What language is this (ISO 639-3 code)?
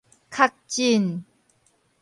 nan